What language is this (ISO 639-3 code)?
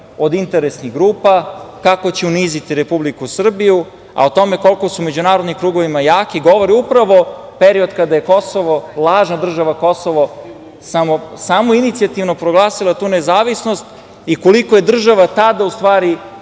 srp